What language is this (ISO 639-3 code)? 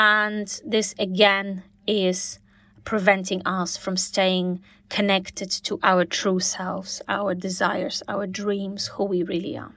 eng